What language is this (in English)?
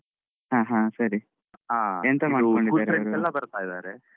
Kannada